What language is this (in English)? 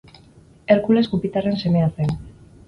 Basque